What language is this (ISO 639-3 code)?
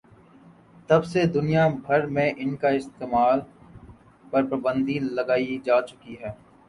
urd